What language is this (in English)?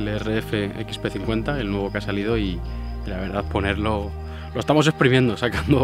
Spanish